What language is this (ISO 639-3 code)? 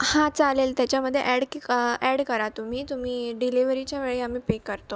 mar